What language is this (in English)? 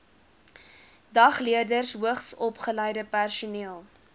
Afrikaans